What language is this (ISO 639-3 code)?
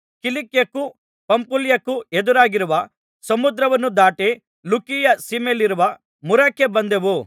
kan